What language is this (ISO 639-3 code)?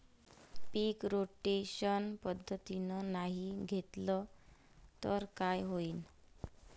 mar